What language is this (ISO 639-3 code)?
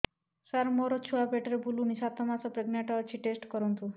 ori